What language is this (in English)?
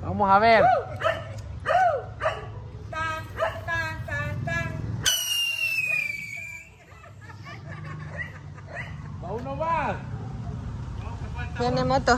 Spanish